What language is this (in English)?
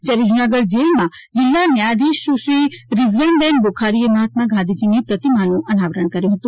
Gujarati